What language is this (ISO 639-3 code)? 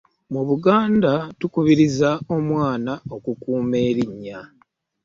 lug